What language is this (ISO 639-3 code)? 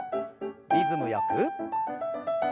jpn